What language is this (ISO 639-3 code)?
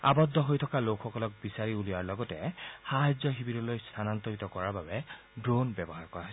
asm